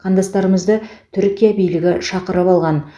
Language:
Kazakh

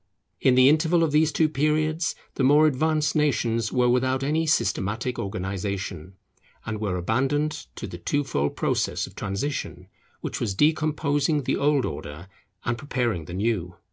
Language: English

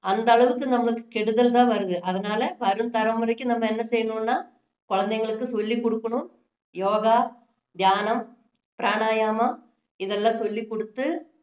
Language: Tamil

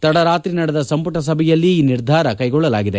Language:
Kannada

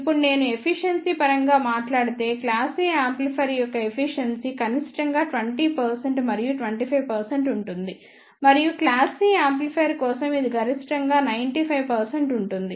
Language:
Telugu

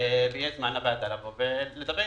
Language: Hebrew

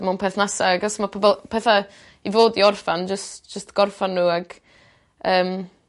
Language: Welsh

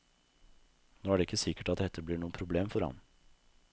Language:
Norwegian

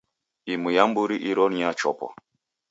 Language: Taita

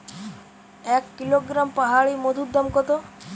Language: Bangla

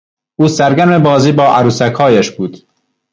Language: Persian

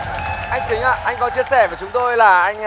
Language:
Vietnamese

